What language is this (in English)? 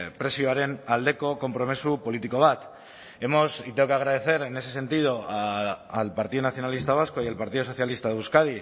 Spanish